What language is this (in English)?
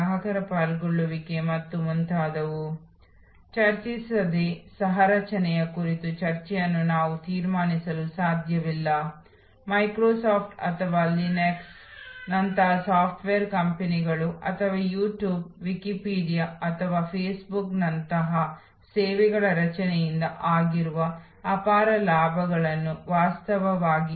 Kannada